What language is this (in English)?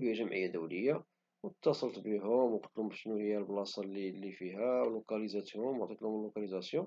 Moroccan Arabic